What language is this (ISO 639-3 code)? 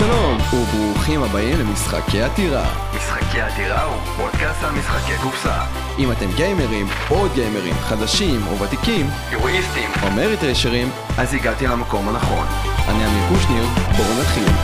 heb